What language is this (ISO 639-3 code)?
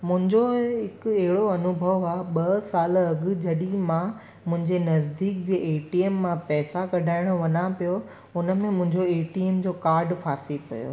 snd